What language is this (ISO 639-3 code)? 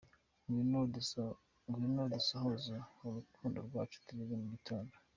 kin